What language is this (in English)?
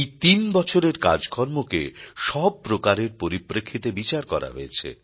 Bangla